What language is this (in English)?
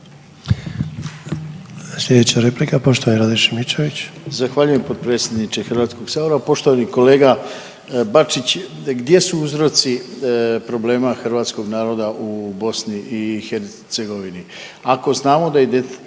Croatian